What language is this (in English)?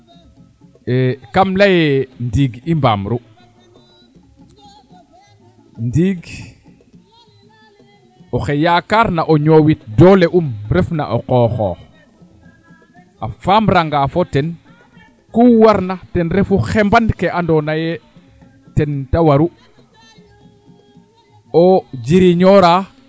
Serer